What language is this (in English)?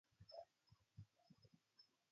Arabic